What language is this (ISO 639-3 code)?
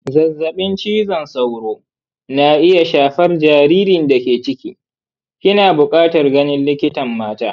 hau